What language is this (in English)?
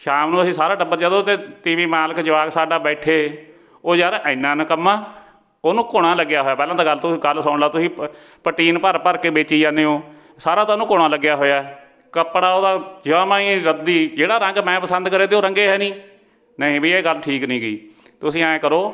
Punjabi